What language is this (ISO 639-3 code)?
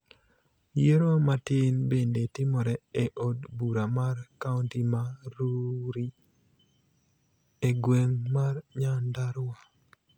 luo